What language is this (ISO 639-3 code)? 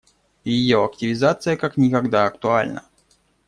rus